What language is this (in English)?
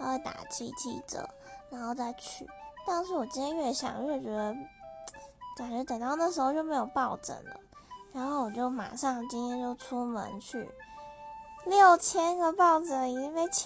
Chinese